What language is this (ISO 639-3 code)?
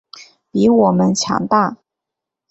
zho